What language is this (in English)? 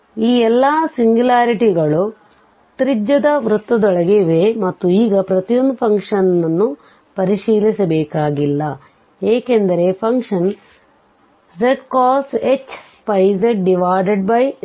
Kannada